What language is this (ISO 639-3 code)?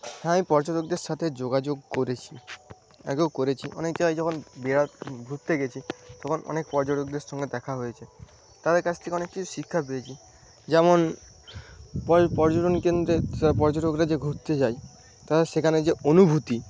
ben